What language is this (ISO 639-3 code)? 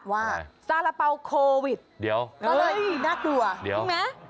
tha